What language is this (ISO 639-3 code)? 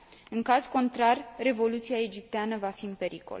ron